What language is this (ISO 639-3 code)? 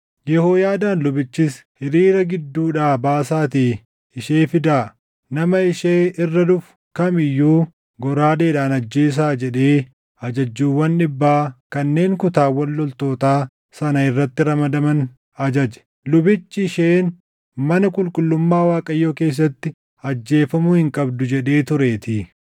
orm